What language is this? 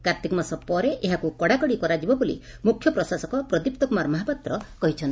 Odia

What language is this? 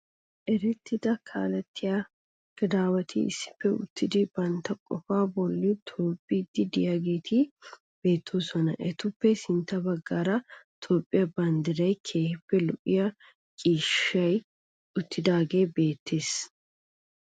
Wolaytta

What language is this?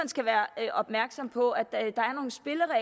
Danish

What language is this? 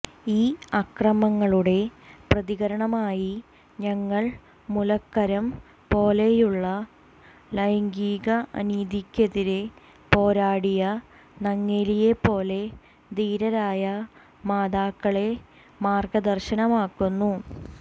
Malayalam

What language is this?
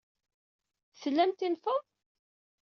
Kabyle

